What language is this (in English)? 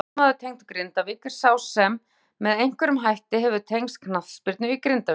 Icelandic